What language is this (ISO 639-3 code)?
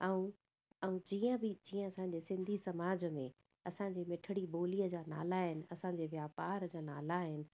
snd